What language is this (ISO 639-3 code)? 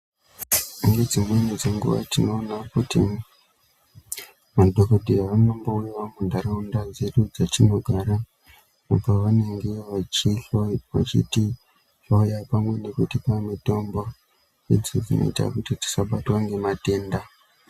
ndc